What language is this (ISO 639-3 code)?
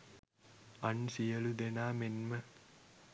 sin